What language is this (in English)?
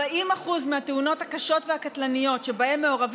Hebrew